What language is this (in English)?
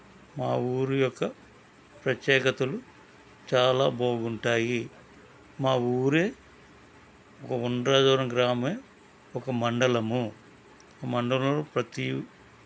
Telugu